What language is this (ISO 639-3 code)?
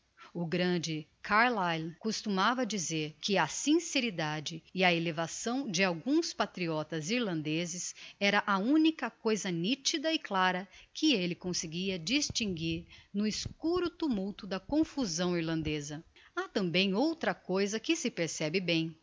por